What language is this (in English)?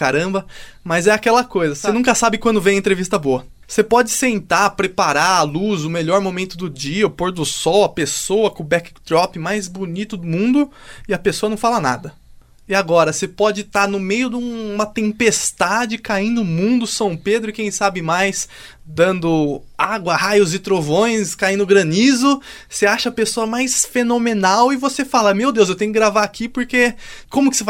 Portuguese